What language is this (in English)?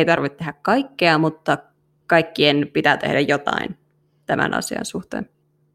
Finnish